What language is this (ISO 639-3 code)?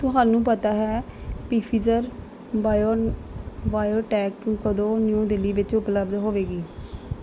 pan